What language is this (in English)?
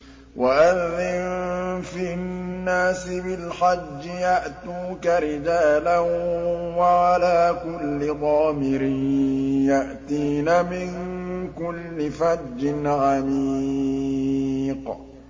Arabic